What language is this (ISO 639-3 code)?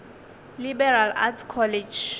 nso